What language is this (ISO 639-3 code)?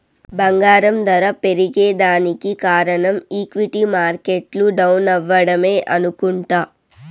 tel